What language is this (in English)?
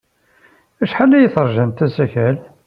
Kabyle